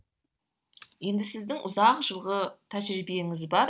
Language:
Kazakh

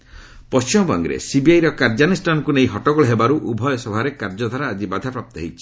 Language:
Odia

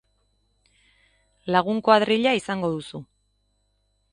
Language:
Basque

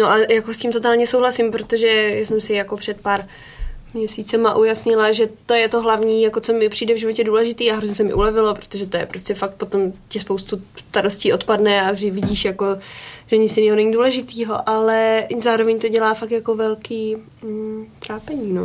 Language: Czech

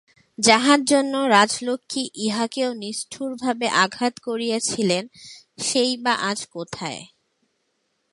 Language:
Bangla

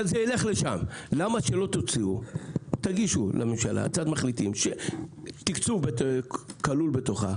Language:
Hebrew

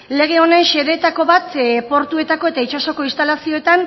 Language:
Basque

